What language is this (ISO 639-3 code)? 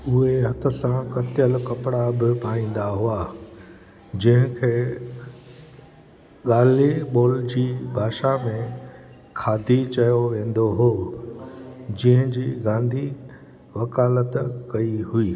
snd